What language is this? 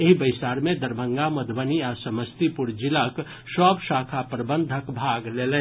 Maithili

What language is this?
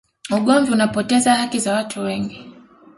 Swahili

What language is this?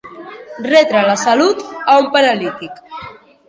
Catalan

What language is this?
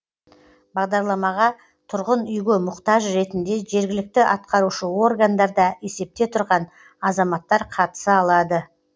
Kazakh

